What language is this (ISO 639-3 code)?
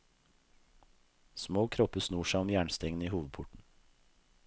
nor